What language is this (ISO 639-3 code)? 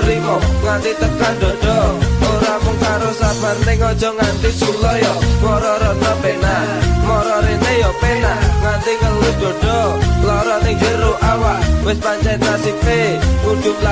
ind